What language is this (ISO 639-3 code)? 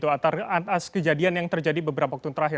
ind